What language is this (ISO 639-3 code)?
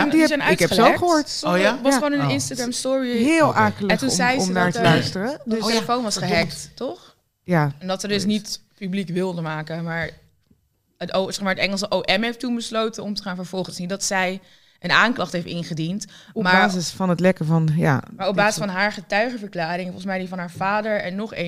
nld